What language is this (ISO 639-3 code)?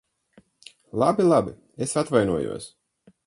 lav